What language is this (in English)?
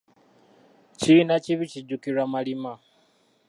Ganda